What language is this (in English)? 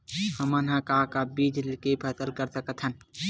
Chhattisgarhi